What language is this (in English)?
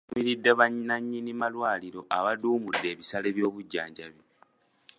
Ganda